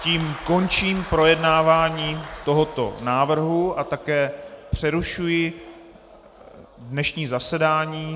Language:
Czech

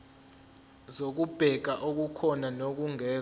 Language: Zulu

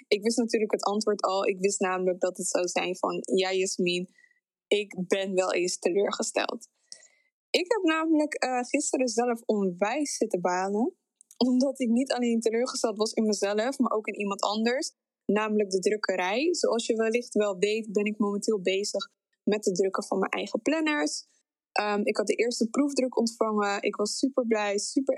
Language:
Dutch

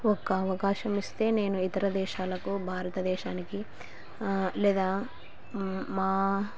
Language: Telugu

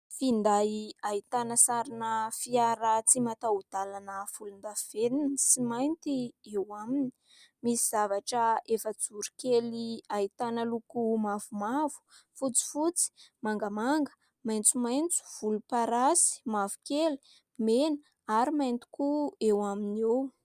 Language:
Malagasy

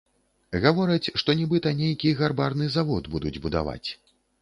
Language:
Belarusian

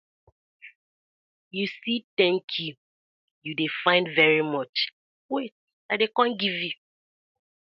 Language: Nigerian Pidgin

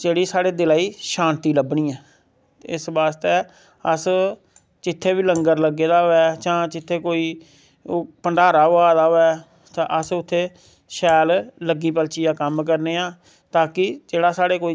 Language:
Dogri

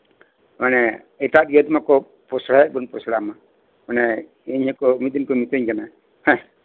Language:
Santali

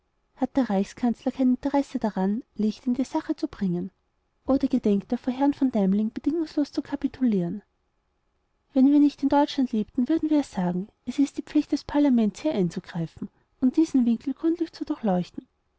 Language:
German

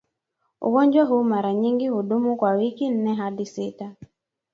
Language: Swahili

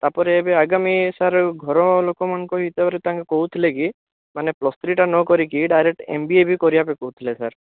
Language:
Odia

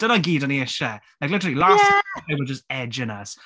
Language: Welsh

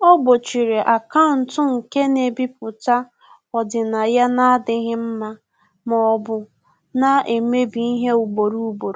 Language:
Igbo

